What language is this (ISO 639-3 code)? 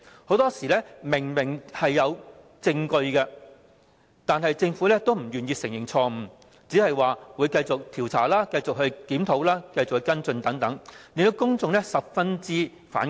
yue